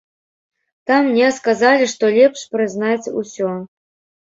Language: Belarusian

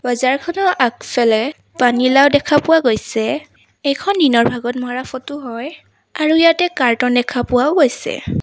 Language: Assamese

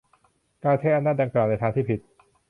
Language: Thai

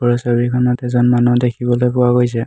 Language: Assamese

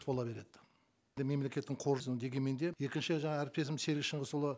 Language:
Kazakh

